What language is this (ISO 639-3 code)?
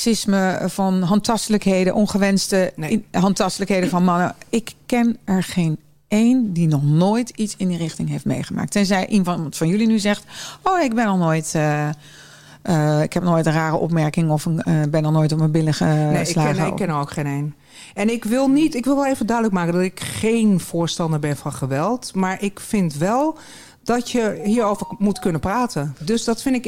nld